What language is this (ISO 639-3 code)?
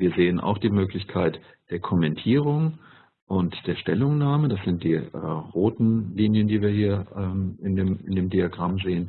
deu